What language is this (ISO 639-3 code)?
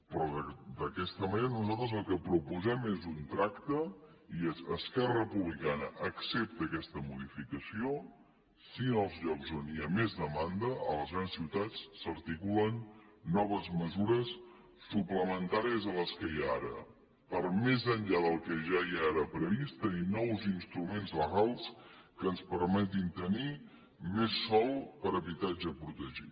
cat